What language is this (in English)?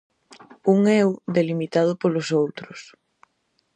Galician